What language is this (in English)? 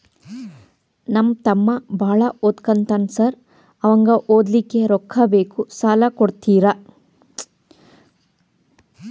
Kannada